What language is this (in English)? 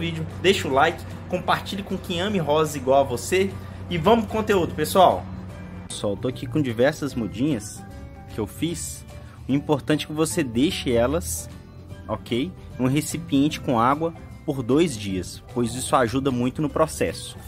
Portuguese